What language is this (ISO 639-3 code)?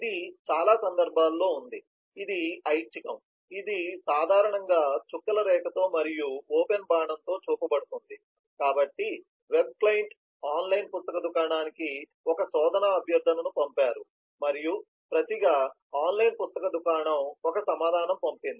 tel